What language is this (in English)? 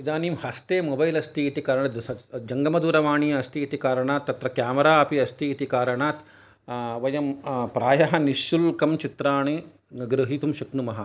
Sanskrit